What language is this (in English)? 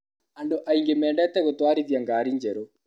Kikuyu